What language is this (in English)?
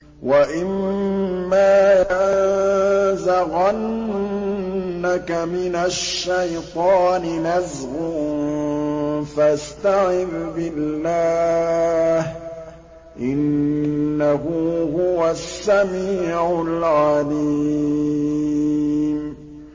Arabic